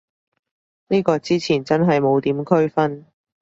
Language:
Cantonese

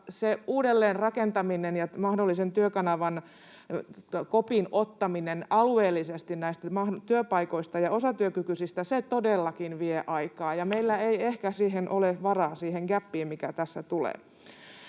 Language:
Finnish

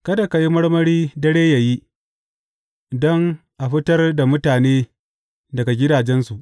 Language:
Hausa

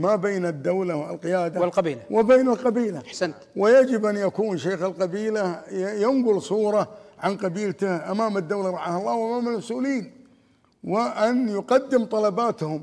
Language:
Arabic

